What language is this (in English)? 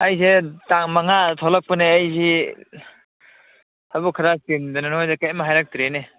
Manipuri